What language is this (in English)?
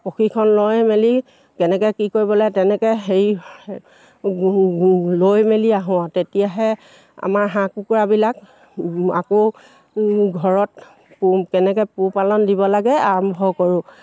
Assamese